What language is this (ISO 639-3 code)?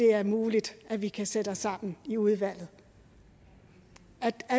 dan